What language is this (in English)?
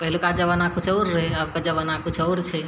Maithili